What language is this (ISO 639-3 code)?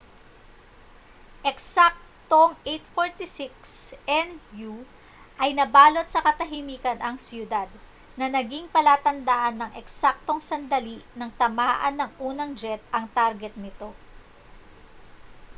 fil